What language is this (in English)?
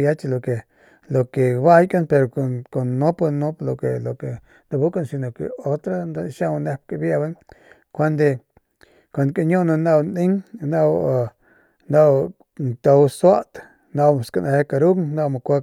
Northern Pame